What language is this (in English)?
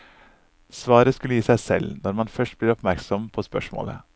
Norwegian